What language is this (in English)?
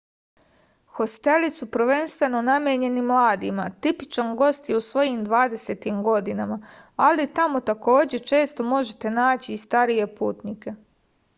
Serbian